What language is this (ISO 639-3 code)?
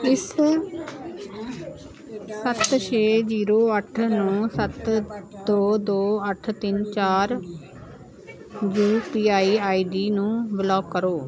pan